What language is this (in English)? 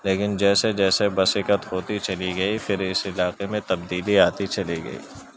Urdu